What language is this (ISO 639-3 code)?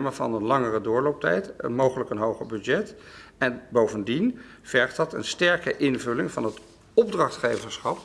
nld